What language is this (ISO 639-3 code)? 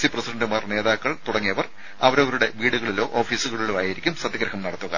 mal